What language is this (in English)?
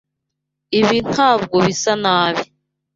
Kinyarwanda